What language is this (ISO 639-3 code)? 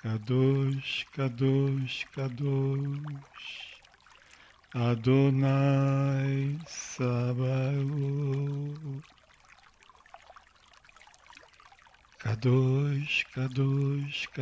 rus